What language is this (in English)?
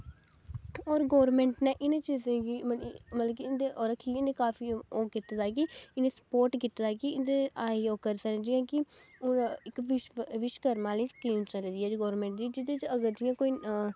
Dogri